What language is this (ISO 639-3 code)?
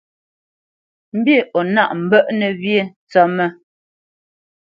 bce